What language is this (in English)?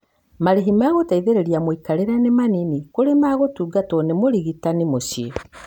Kikuyu